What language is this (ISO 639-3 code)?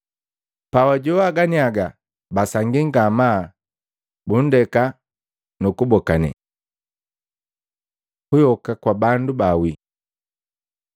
mgv